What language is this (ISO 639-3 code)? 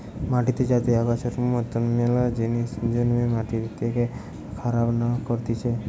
ben